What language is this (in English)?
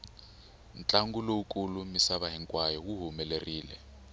Tsonga